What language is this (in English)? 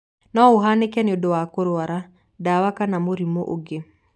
Kikuyu